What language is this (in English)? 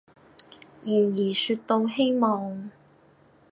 Cantonese